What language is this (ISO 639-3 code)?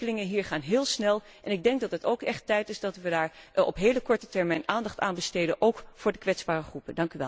nld